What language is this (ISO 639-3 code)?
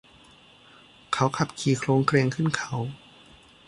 tha